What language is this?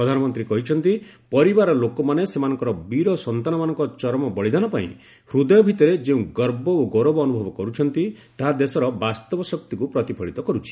Odia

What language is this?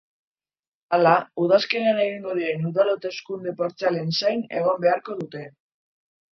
Basque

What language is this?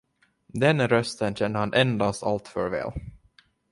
Swedish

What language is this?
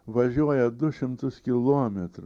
Lithuanian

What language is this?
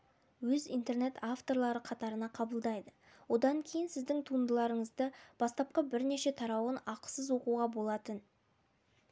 Kazakh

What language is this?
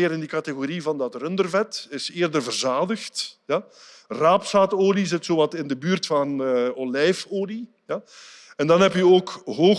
Dutch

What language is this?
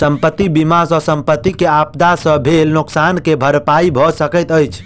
Maithili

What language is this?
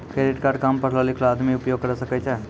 Maithili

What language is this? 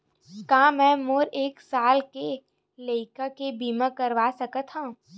Chhattisgarhi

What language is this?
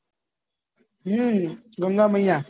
Gujarati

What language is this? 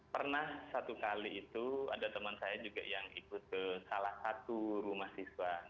Indonesian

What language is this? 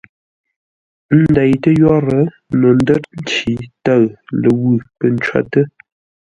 Ngombale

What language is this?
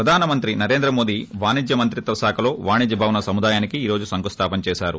Telugu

